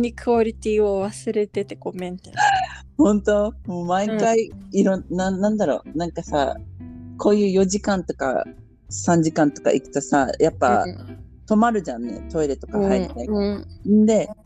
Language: Japanese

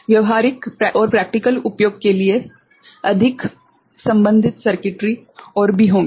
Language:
Hindi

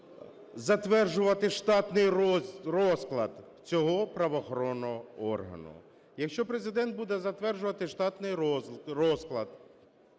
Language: Ukrainian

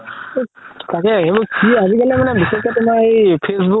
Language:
Assamese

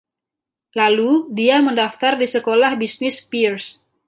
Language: Indonesian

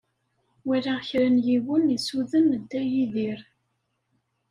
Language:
Kabyle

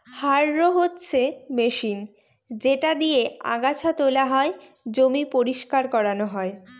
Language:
Bangla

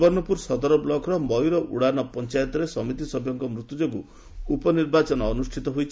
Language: Odia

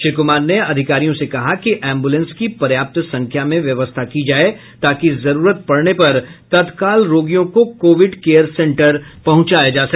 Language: Hindi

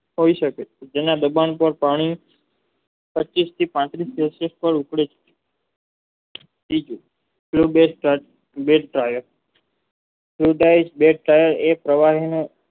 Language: Gujarati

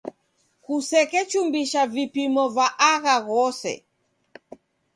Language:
Taita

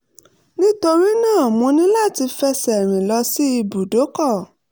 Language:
Yoruba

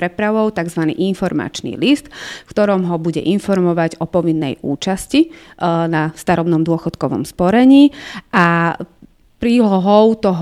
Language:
Slovak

